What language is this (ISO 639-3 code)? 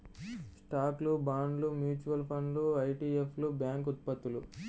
tel